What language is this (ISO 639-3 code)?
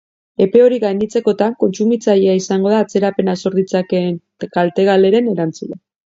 eus